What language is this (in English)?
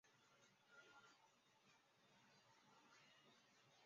Chinese